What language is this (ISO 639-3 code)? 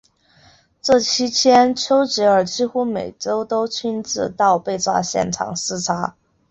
zho